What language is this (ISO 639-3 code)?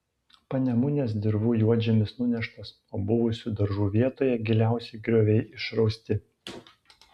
lit